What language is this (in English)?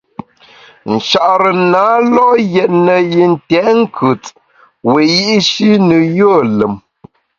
Bamun